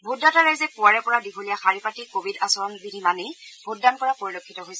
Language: Assamese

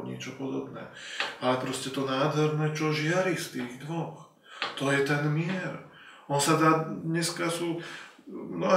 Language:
Slovak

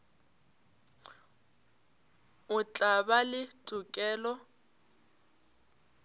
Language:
Northern Sotho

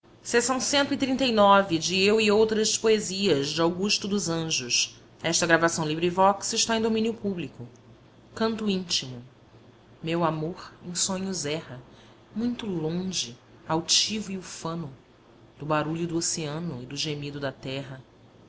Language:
Portuguese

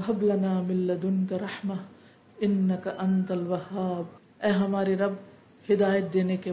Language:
Urdu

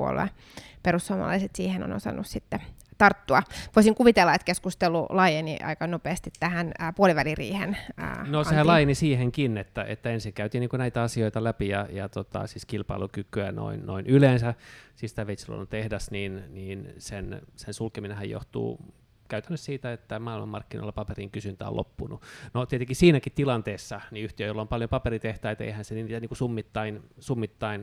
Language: Finnish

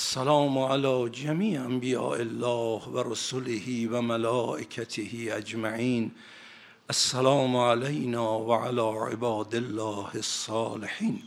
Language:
Persian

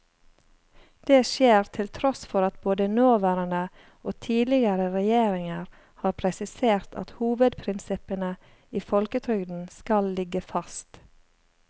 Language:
Norwegian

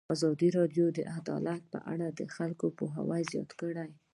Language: Pashto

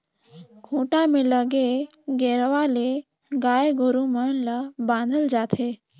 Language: Chhattisgarhi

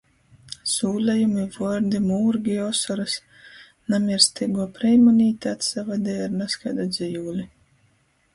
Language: Latgalian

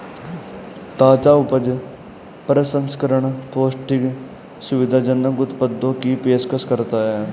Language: Hindi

